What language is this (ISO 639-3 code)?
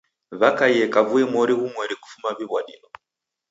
dav